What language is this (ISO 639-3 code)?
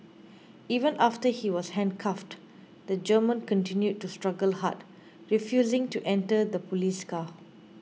eng